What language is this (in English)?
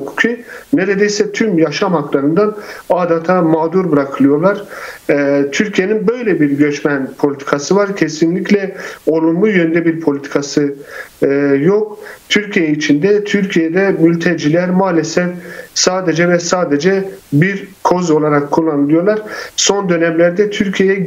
Turkish